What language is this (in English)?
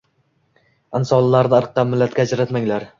Uzbek